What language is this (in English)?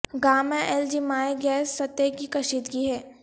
Urdu